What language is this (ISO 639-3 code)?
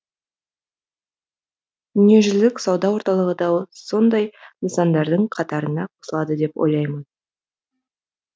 kaz